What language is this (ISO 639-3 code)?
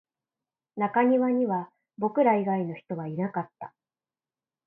jpn